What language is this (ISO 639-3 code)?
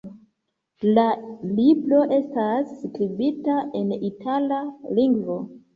epo